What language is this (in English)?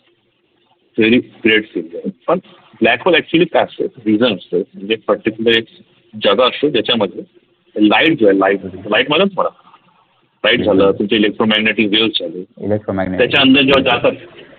Marathi